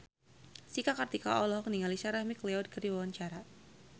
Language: Sundanese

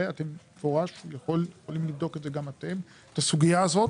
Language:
Hebrew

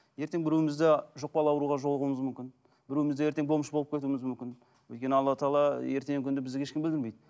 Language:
Kazakh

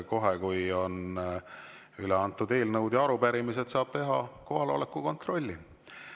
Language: Estonian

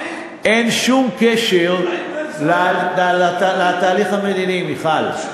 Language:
Hebrew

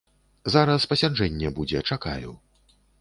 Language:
Belarusian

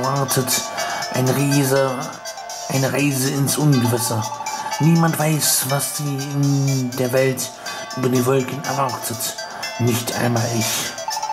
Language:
German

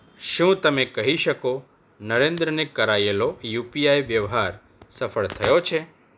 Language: Gujarati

